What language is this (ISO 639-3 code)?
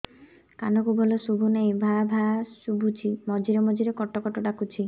ori